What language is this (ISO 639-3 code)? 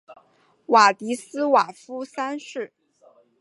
zho